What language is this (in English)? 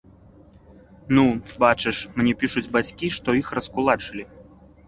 Belarusian